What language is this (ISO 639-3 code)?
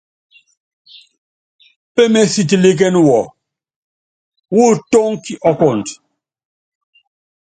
yav